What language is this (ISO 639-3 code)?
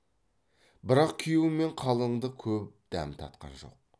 kaz